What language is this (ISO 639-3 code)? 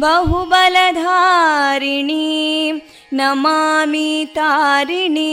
kan